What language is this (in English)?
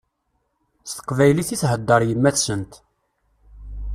Kabyle